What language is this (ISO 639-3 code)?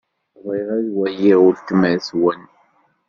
kab